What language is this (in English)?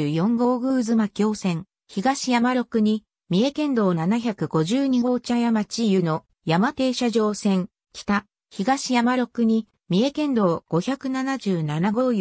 Japanese